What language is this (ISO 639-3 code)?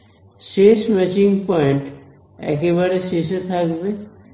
ben